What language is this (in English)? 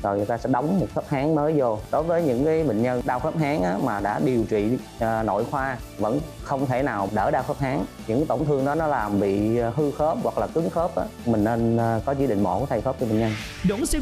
Vietnamese